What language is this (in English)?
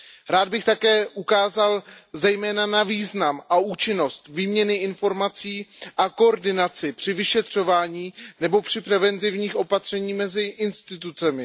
Czech